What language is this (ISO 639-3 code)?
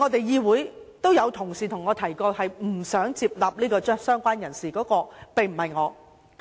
yue